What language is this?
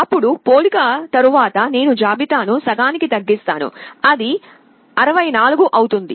Telugu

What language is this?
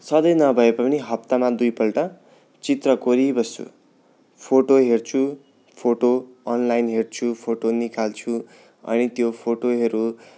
Nepali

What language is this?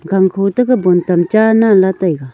Wancho Naga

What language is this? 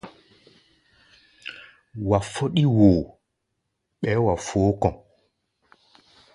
Gbaya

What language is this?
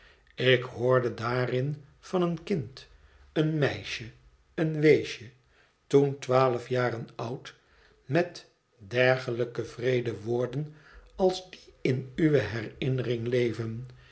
Dutch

